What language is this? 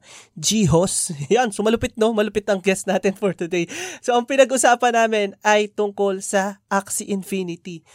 Filipino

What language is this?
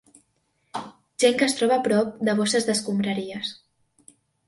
Catalan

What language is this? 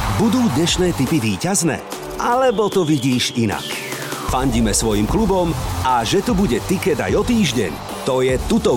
Slovak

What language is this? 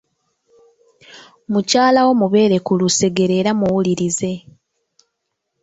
Ganda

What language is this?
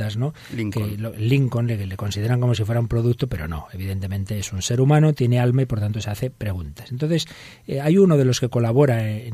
Spanish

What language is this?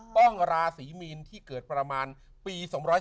Thai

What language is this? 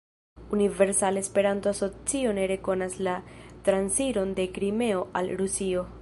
Esperanto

